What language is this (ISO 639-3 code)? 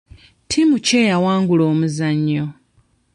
lug